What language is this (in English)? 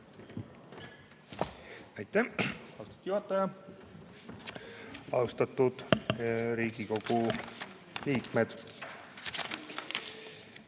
Estonian